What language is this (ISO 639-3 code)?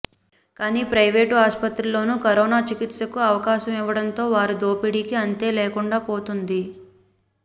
tel